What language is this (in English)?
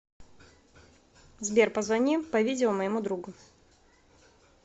Russian